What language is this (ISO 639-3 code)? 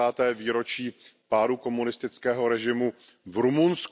ces